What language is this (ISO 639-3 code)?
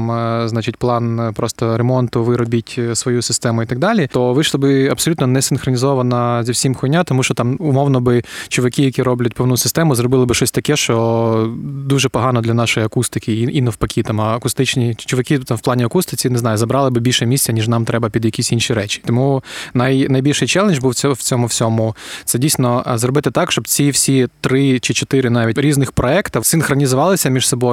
ukr